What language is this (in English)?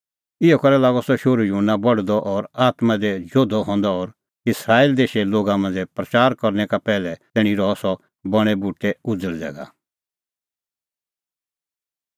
Kullu Pahari